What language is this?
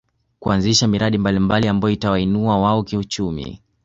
Swahili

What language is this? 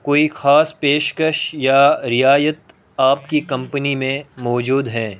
Urdu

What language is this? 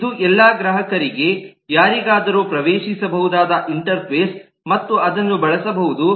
Kannada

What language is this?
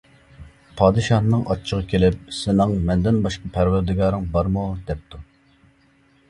Uyghur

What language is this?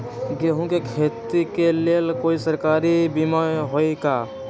Magahi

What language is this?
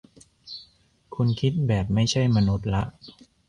Thai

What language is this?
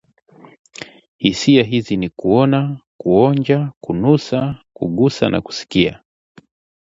Swahili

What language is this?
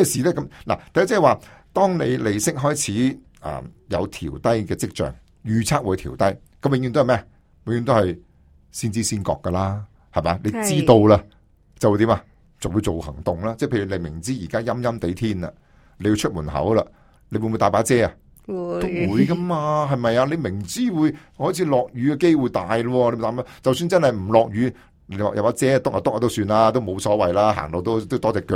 Chinese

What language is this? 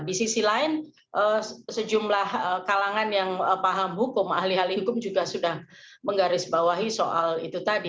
Indonesian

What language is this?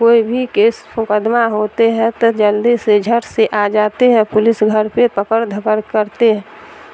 Urdu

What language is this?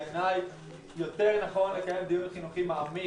Hebrew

